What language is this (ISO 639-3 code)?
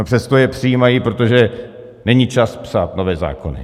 ces